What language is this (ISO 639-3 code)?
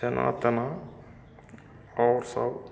mai